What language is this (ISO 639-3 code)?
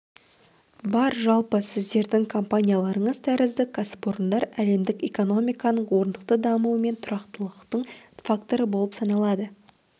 kaz